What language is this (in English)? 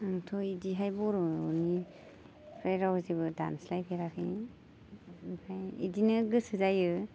Bodo